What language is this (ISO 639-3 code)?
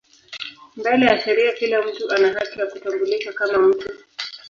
swa